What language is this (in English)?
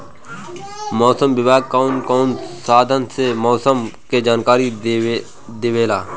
Bhojpuri